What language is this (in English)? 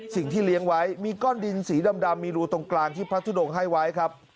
Thai